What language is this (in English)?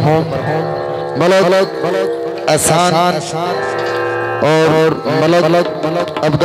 Arabic